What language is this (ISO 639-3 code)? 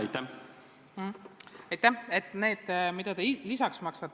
est